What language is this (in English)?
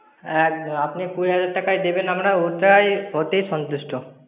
Bangla